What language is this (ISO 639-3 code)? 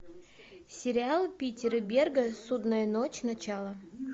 rus